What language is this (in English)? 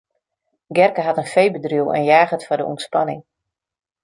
Western Frisian